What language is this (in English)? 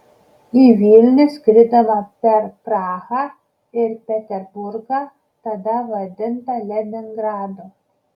Lithuanian